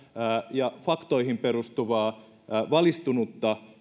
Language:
Finnish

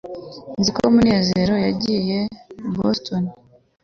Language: Kinyarwanda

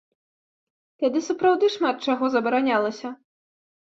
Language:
Belarusian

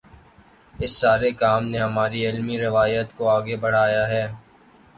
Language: Urdu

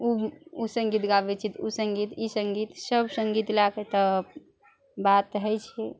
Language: Maithili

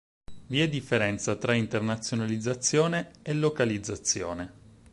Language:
Italian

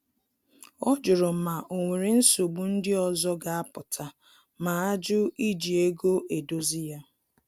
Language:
Igbo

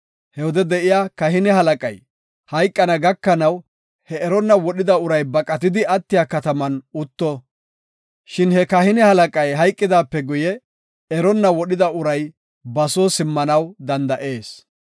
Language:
Gofa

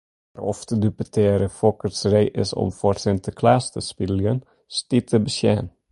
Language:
Western Frisian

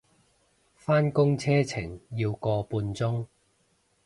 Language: Cantonese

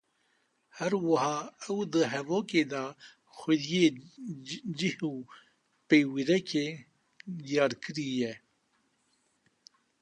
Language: Kurdish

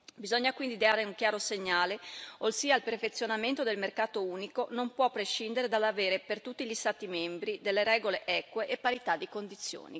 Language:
Italian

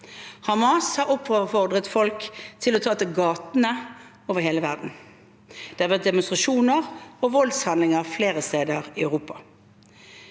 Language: Norwegian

